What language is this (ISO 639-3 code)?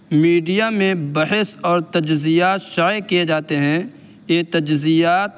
urd